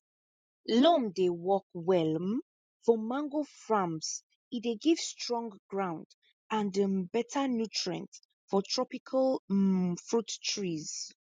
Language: Nigerian Pidgin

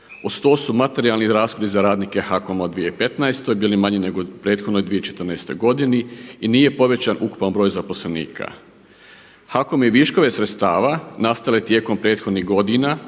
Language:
Croatian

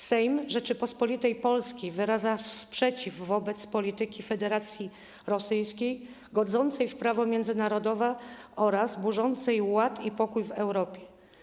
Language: Polish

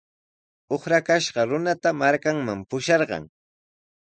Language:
Sihuas Ancash Quechua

